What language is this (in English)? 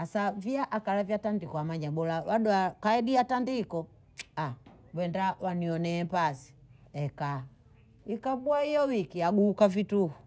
Bondei